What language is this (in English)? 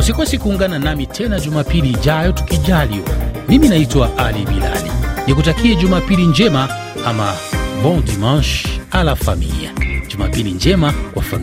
Swahili